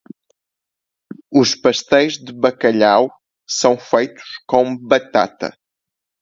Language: Portuguese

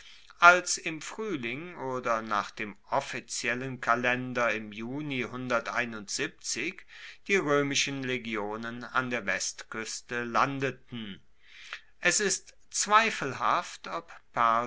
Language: German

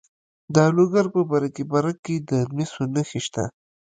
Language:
Pashto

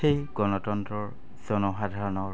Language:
Assamese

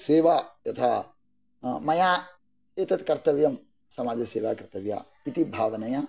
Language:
Sanskrit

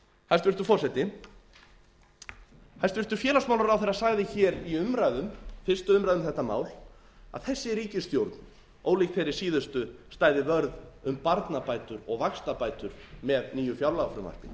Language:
Icelandic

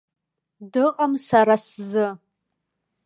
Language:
Abkhazian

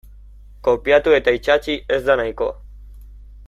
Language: Basque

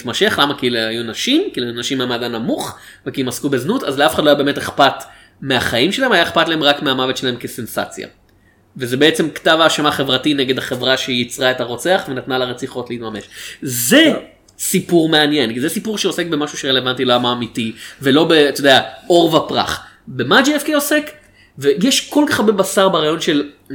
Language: Hebrew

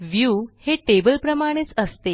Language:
Marathi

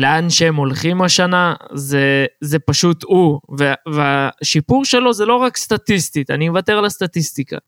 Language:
Hebrew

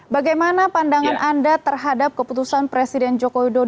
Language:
Indonesian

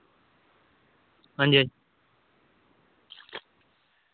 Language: Dogri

